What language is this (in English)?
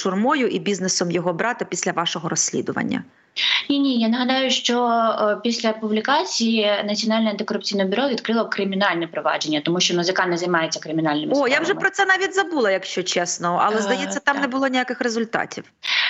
Ukrainian